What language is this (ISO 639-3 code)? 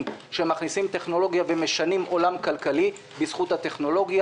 heb